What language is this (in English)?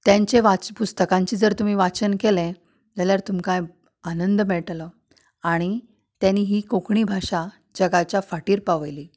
Konkani